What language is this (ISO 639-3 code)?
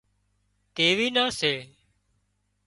kxp